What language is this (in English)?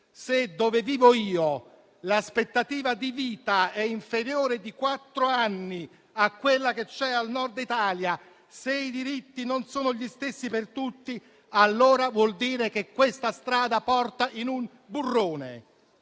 Italian